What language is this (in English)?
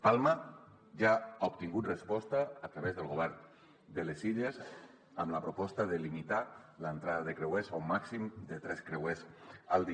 Catalan